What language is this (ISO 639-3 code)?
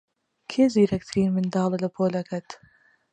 ckb